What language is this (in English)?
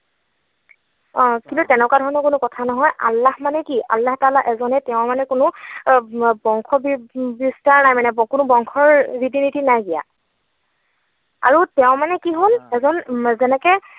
Assamese